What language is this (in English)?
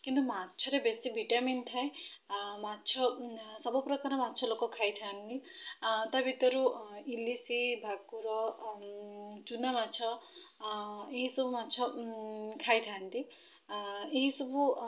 Odia